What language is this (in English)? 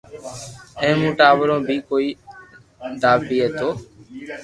Loarki